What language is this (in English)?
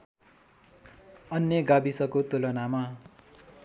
Nepali